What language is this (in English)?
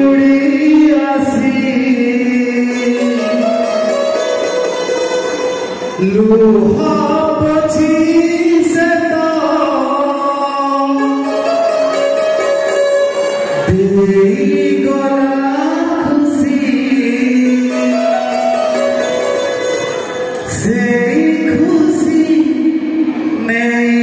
Arabic